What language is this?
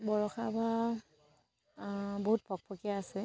Assamese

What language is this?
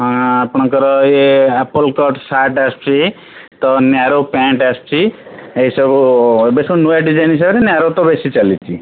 Odia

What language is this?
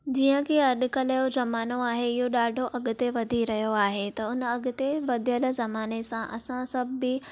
Sindhi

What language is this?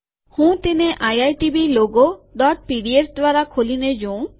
Gujarati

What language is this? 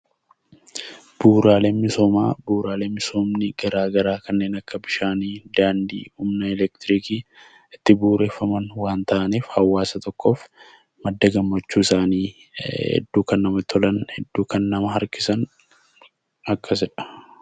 Oromo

